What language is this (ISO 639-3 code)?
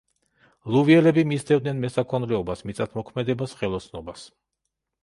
kat